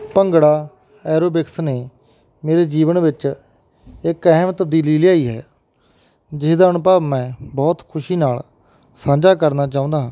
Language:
Punjabi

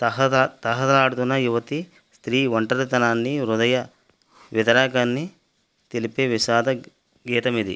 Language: Telugu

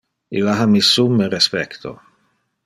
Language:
Interlingua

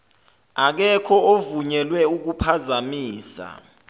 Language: Zulu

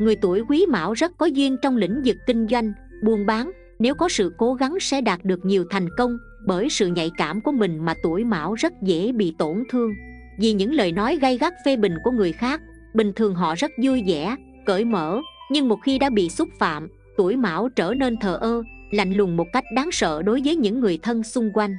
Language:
Vietnamese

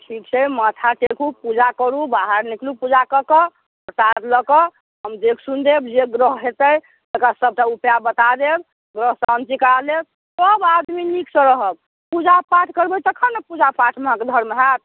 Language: Maithili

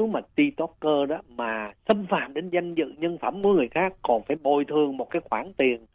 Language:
Vietnamese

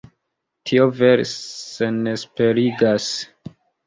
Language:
Esperanto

